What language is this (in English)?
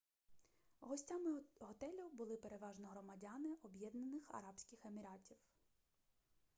Ukrainian